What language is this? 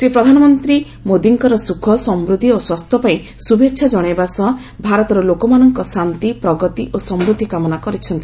Odia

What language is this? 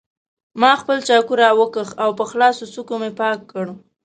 Pashto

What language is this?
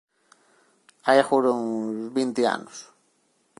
Galician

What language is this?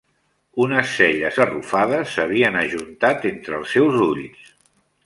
Catalan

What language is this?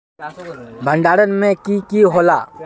Magahi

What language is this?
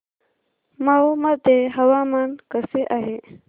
Marathi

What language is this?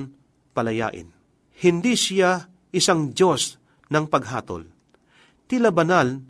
Filipino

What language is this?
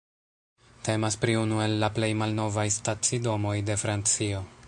Esperanto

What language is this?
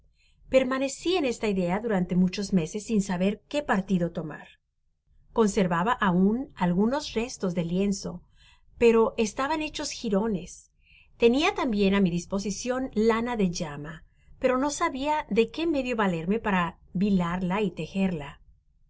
Spanish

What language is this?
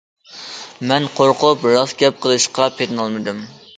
Uyghur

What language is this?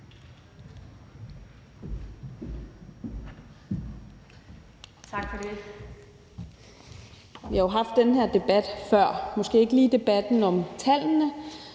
Danish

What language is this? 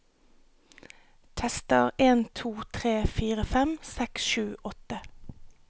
Norwegian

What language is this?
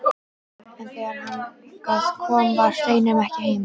Icelandic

